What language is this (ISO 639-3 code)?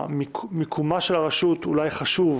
heb